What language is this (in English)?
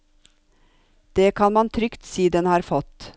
Norwegian